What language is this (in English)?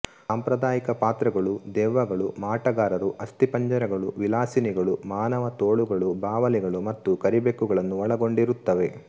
Kannada